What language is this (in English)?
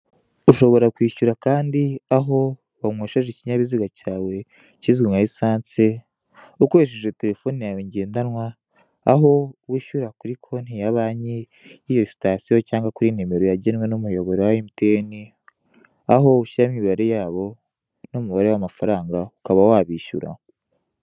Kinyarwanda